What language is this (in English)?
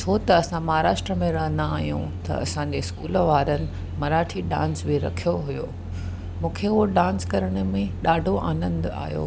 Sindhi